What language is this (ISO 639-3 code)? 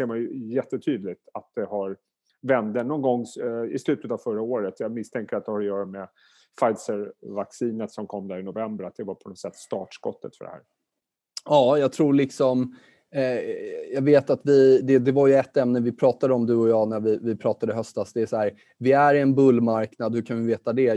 swe